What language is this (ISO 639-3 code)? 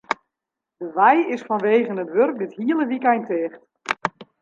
fry